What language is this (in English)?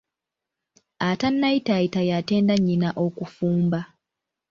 Ganda